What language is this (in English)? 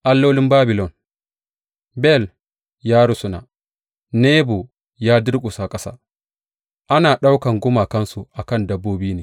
Hausa